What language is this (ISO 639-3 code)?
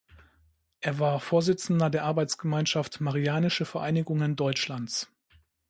deu